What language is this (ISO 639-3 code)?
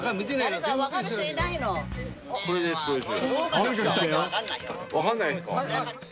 jpn